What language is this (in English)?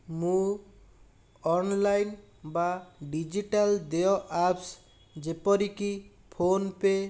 Odia